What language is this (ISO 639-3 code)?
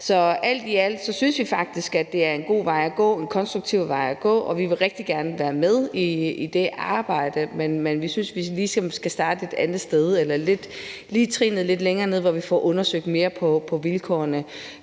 dan